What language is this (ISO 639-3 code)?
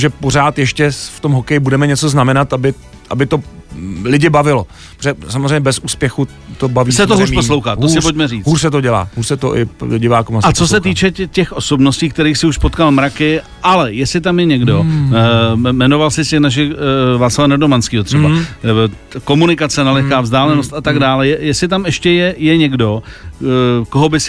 ces